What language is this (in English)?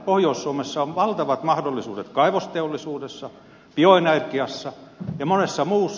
Finnish